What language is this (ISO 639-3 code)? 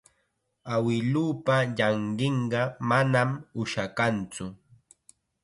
qxa